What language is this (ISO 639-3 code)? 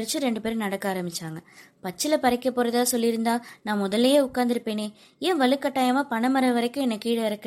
tam